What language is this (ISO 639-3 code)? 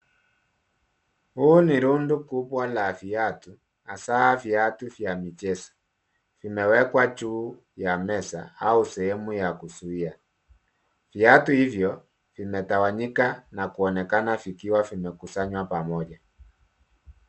swa